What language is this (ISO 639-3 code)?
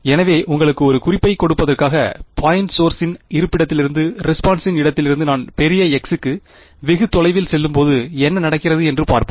tam